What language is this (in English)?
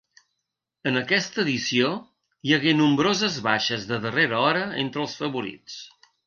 Catalan